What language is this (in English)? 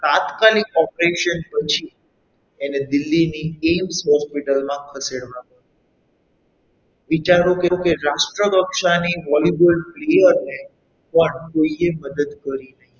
Gujarati